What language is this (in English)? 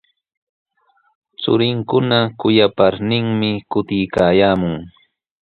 Sihuas Ancash Quechua